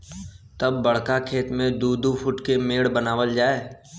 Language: Bhojpuri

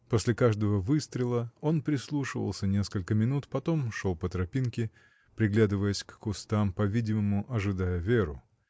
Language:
Russian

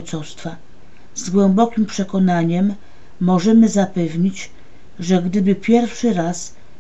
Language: Polish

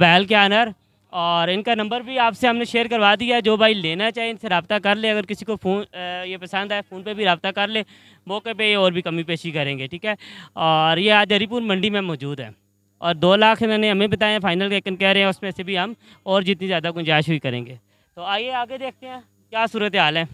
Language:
Hindi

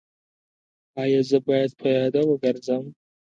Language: Pashto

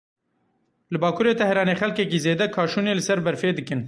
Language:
Kurdish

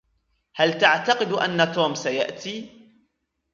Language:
Arabic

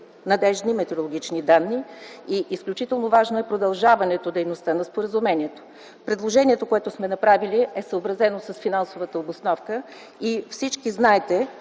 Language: Bulgarian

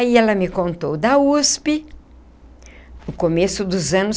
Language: Portuguese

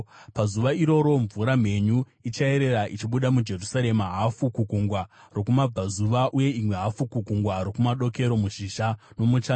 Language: Shona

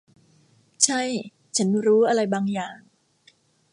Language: Thai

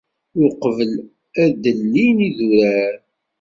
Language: Kabyle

